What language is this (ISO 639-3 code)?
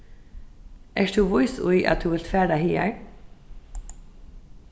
fao